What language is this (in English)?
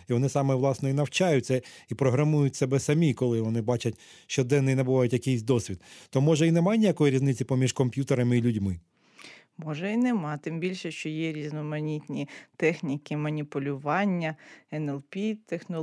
Ukrainian